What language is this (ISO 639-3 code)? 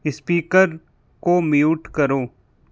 hin